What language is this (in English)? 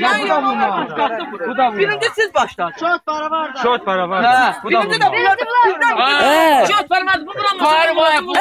Turkish